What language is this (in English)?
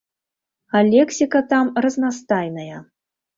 Belarusian